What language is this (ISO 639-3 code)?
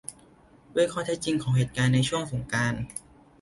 tha